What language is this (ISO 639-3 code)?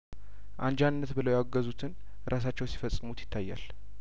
amh